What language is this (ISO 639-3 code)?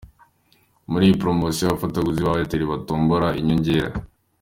kin